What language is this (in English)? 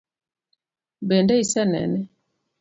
Luo (Kenya and Tanzania)